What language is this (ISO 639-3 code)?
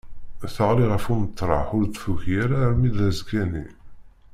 kab